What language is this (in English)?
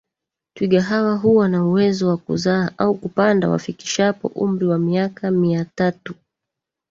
Swahili